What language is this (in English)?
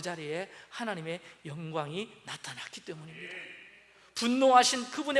Korean